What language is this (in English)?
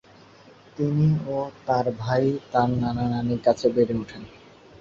Bangla